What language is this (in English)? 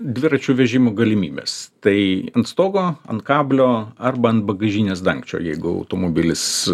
Lithuanian